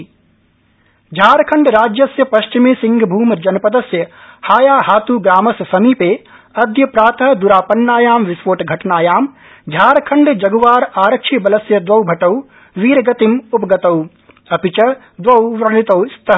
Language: Sanskrit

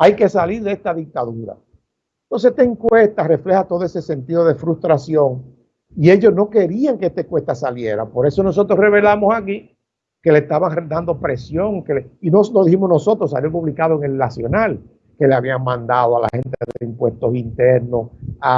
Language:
Spanish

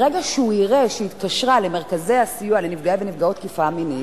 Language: Hebrew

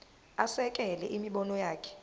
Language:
Zulu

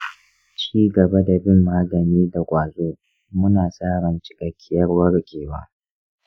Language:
Hausa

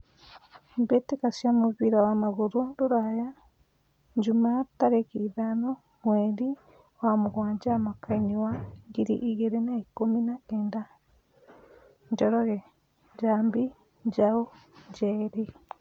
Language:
Kikuyu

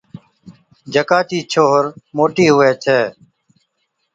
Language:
Od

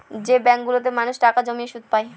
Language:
Bangla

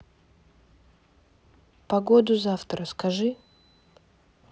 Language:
Russian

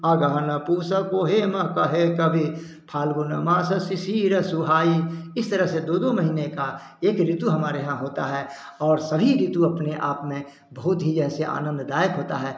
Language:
Hindi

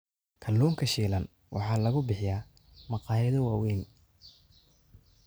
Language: Somali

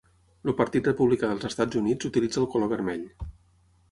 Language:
Catalan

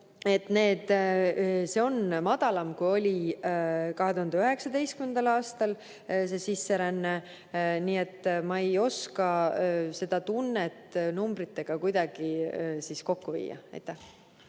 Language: Estonian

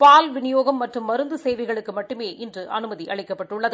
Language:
Tamil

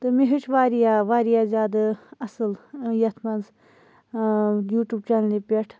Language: Kashmiri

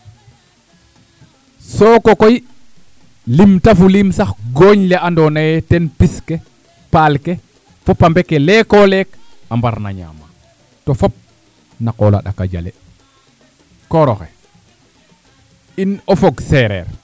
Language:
Serer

